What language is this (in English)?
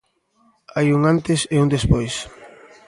Galician